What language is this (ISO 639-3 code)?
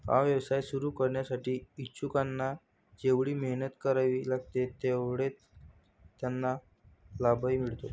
mar